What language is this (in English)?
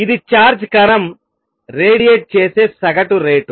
Telugu